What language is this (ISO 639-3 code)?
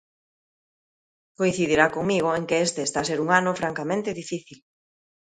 glg